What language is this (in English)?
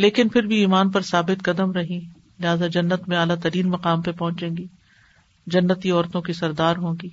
Urdu